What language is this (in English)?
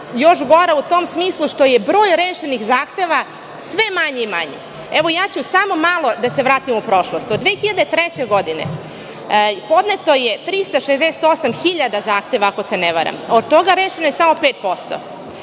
Serbian